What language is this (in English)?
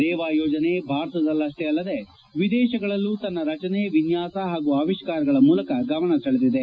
Kannada